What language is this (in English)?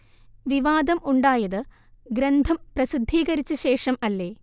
Malayalam